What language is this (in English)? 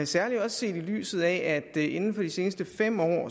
Danish